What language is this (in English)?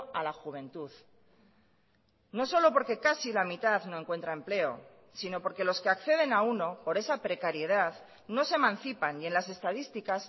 Spanish